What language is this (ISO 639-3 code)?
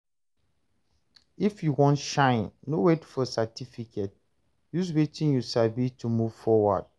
pcm